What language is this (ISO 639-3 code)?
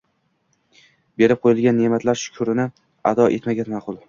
uzb